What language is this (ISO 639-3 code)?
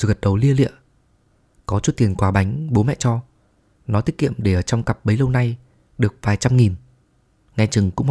vie